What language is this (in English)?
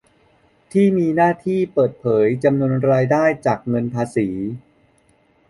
Thai